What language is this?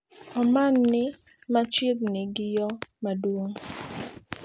Luo (Kenya and Tanzania)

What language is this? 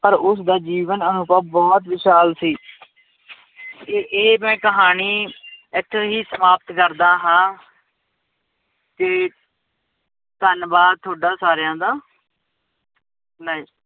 Punjabi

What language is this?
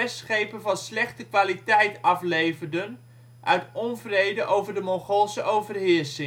Dutch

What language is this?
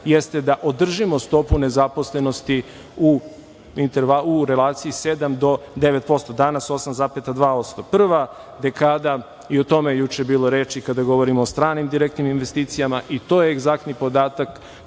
Serbian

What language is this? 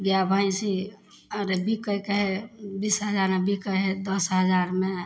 Maithili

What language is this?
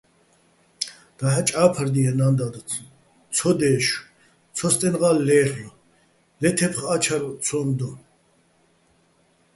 Bats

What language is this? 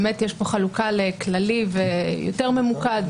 Hebrew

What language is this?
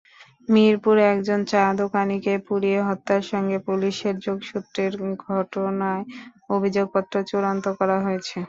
Bangla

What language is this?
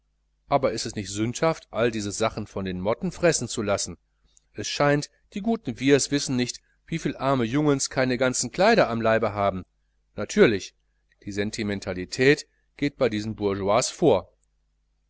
German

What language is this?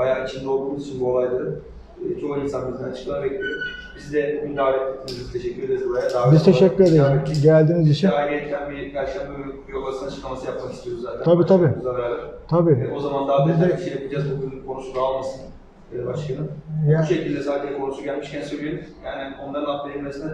Turkish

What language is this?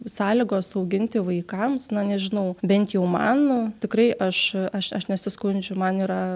Lithuanian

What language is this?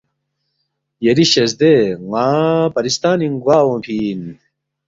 Balti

